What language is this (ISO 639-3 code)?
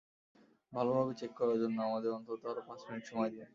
ben